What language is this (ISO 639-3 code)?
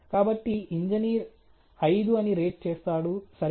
tel